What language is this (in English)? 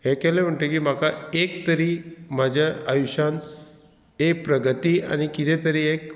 Konkani